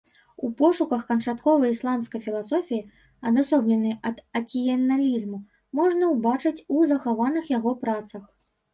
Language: Belarusian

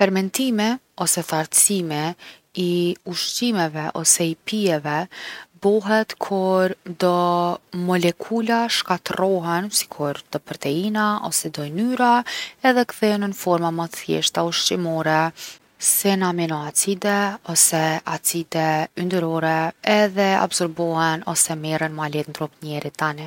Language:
Gheg Albanian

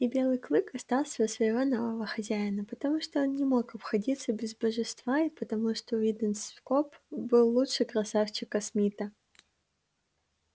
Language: Russian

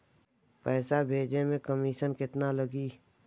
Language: Bhojpuri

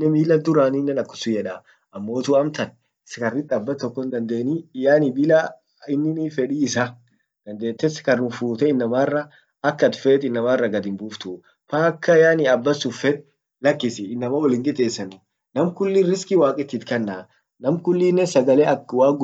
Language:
Orma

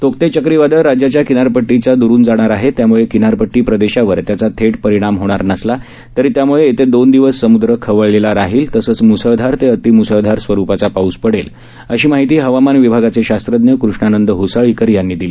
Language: Marathi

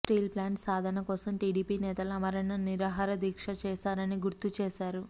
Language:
Telugu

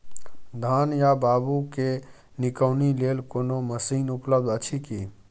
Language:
Maithili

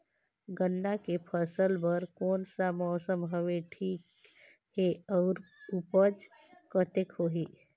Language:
Chhattisgarhi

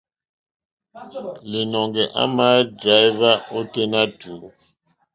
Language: Mokpwe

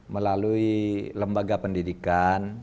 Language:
Indonesian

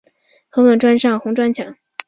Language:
Chinese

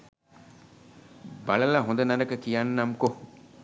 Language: Sinhala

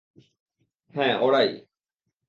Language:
Bangla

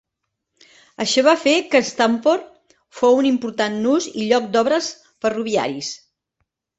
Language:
Catalan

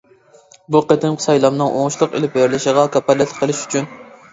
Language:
Uyghur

